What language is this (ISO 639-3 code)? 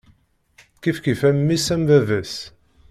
kab